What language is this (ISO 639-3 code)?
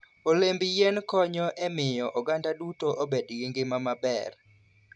luo